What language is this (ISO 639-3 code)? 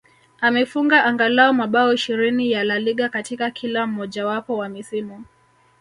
swa